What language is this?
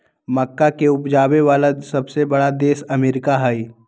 Magahi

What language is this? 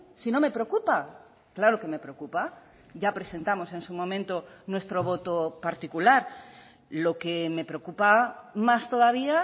Spanish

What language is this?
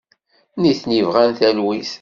Kabyle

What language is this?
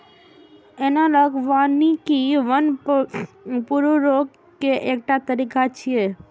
Maithili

